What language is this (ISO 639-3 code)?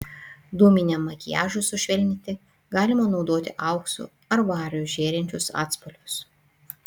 lit